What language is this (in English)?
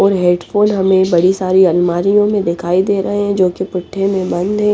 Hindi